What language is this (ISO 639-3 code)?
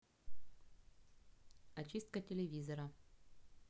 rus